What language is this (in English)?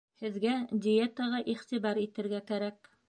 Bashkir